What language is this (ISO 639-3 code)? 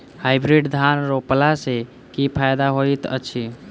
mai